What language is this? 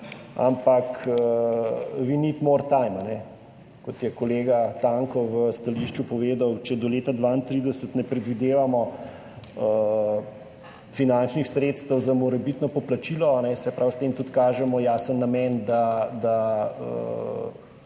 Slovenian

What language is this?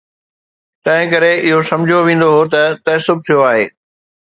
Sindhi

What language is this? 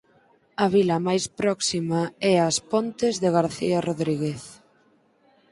Galician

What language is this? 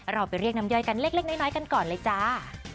Thai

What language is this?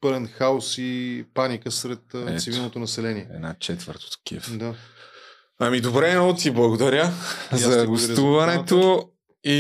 Bulgarian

